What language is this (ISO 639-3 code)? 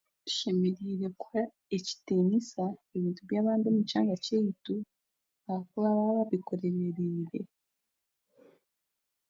cgg